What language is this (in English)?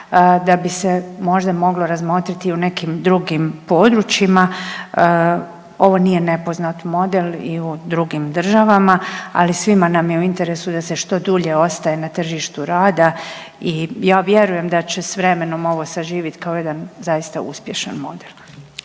Croatian